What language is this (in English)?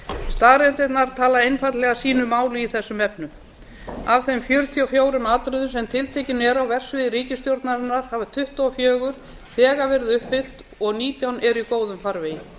Icelandic